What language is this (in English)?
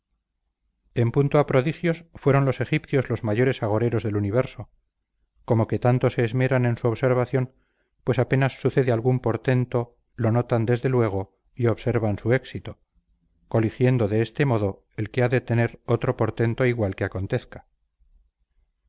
Spanish